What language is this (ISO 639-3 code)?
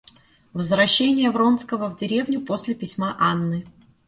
rus